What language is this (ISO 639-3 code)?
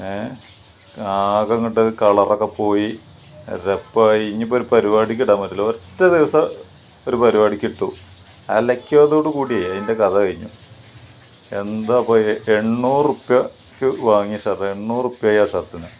mal